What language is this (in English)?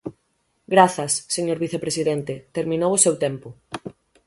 Galician